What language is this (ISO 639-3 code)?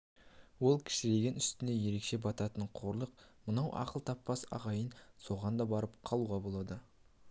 kaz